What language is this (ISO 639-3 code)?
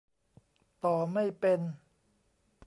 tha